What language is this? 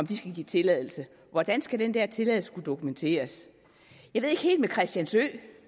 Danish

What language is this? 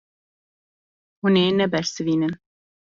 Kurdish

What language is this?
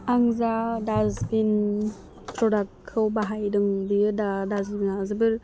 Bodo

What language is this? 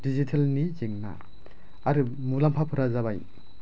Bodo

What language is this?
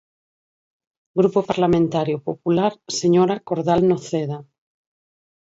Galician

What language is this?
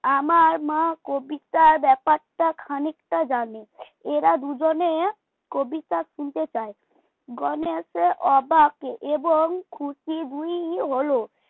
Bangla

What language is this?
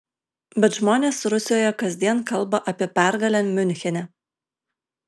Lithuanian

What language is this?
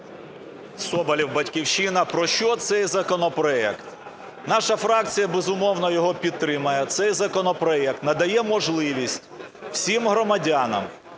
Ukrainian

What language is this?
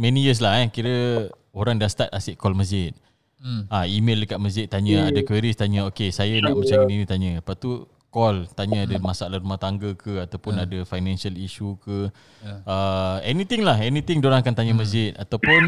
Malay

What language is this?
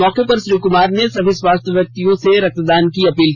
Hindi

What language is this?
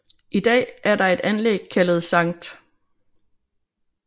Danish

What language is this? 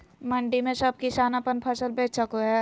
Magahi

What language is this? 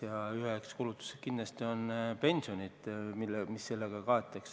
Estonian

